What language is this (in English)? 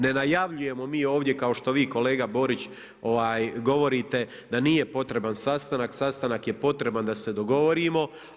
Croatian